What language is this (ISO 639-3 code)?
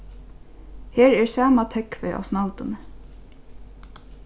fao